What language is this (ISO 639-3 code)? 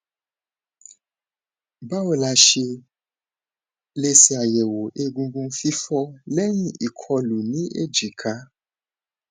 yor